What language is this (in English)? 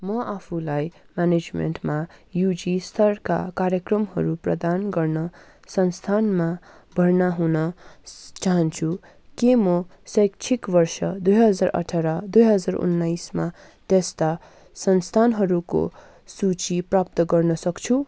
Nepali